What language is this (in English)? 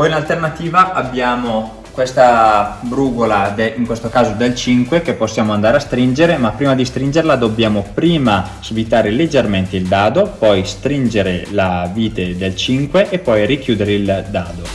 Italian